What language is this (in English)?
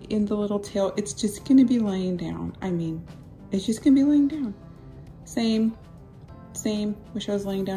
English